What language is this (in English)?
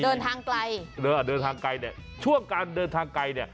Thai